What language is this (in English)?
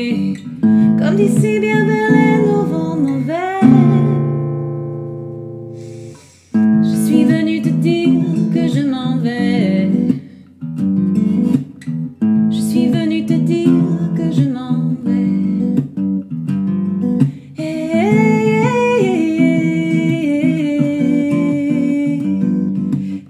Spanish